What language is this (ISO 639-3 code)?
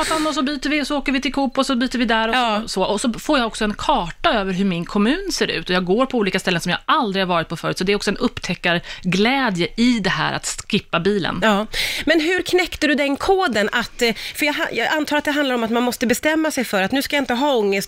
swe